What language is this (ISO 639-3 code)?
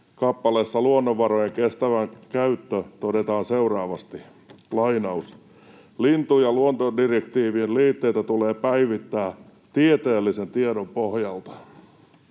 fin